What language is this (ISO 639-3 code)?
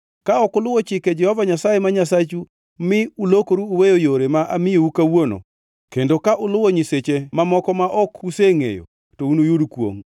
luo